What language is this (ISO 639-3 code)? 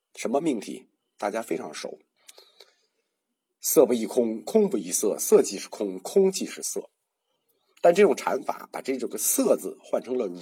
zho